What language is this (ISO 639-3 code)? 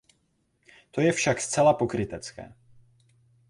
ces